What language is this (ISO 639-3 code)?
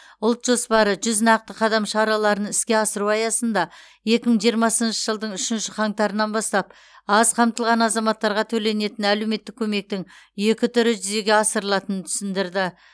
kaz